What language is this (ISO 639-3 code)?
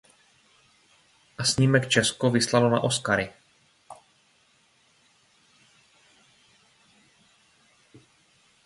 ces